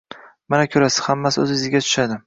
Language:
Uzbek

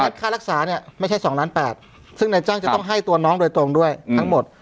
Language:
Thai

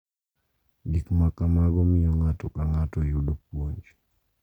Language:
Luo (Kenya and Tanzania)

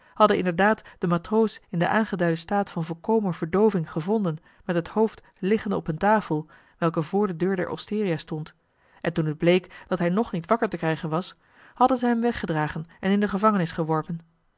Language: Dutch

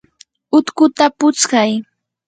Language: Yanahuanca Pasco Quechua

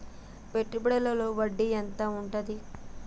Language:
Telugu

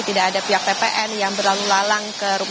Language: Indonesian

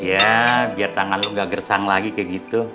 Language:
Indonesian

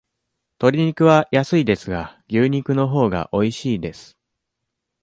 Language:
Japanese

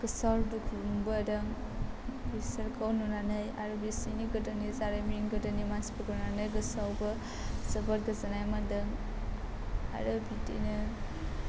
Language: Bodo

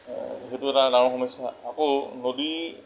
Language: Assamese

